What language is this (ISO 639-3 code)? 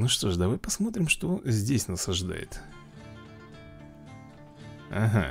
rus